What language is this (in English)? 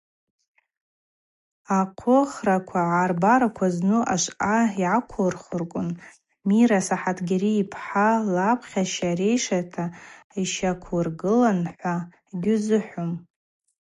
Abaza